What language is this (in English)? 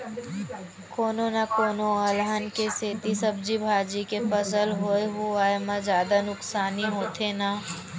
Chhattisgarhi